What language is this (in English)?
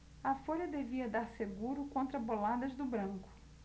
Portuguese